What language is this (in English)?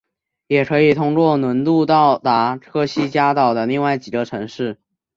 Chinese